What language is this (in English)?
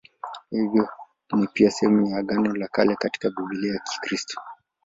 Swahili